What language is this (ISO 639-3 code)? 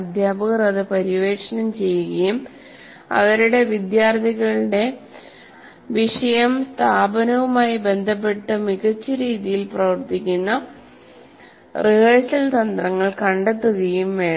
mal